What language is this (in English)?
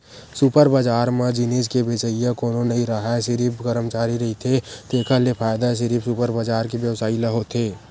Chhattisgarhi